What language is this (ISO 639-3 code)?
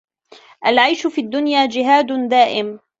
ara